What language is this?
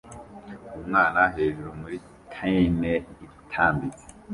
Kinyarwanda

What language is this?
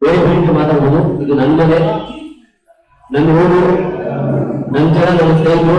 Indonesian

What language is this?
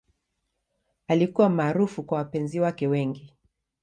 Swahili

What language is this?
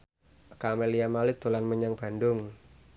Javanese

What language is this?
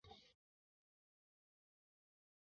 Chinese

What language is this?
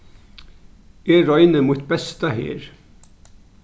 Faroese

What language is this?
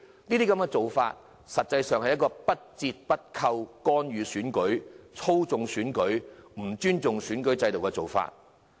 Cantonese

